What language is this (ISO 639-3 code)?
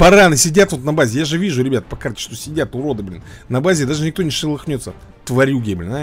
rus